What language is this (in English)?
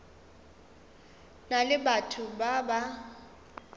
Northern Sotho